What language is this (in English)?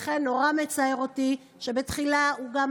Hebrew